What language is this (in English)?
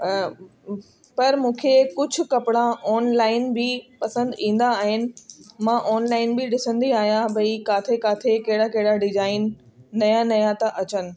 Sindhi